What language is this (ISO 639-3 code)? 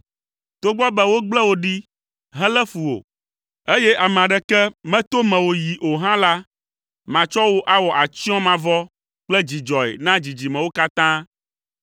ewe